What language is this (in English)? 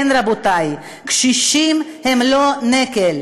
Hebrew